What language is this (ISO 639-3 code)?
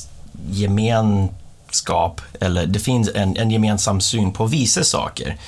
swe